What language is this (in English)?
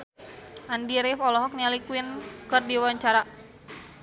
Sundanese